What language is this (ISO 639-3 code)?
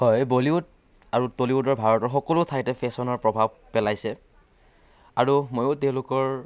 asm